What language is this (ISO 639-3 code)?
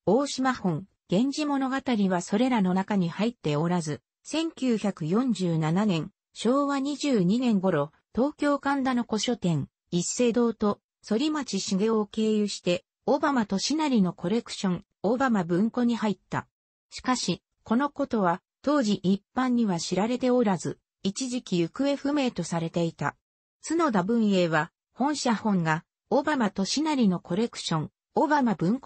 jpn